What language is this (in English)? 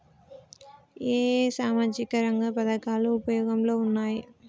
Telugu